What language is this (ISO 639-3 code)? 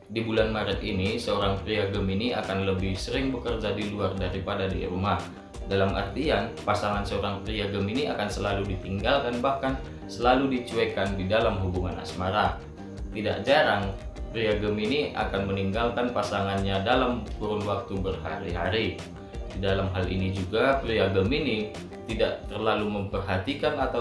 ind